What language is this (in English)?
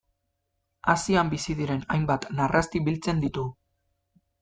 Basque